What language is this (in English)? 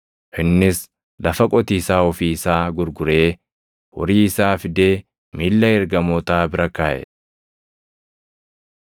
Oromo